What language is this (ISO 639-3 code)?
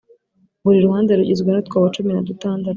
kin